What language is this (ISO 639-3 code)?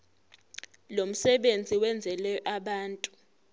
zul